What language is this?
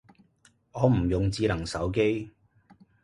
Cantonese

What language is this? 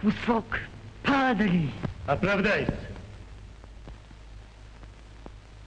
Russian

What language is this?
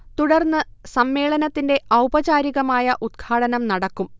Malayalam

